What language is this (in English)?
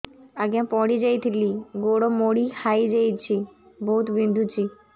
Odia